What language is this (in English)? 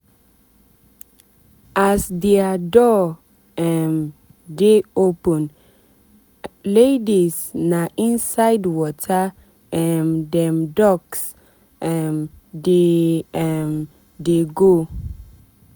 Nigerian Pidgin